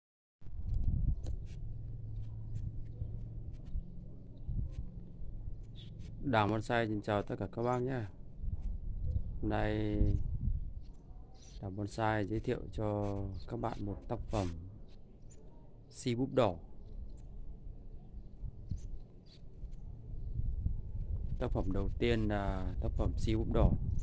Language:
Vietnamese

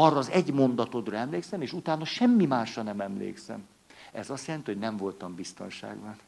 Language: Hungarian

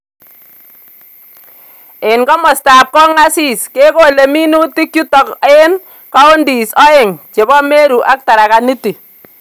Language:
Kalenjin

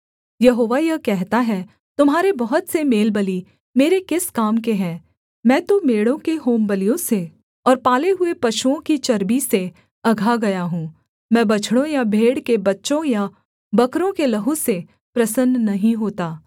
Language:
Hindi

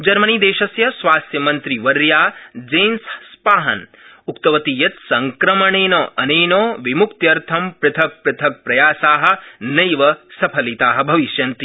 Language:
Sanskrit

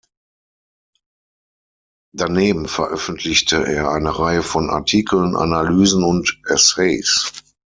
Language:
German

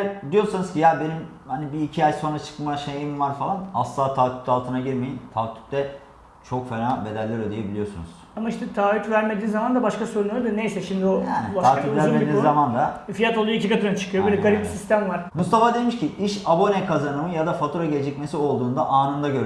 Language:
Turkish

